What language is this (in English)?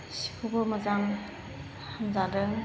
Bodo